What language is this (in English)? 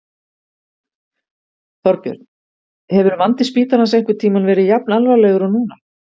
Icelandic